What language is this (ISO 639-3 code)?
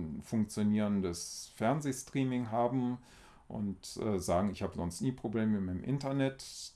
deu